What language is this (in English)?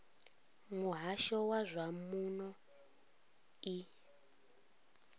Venda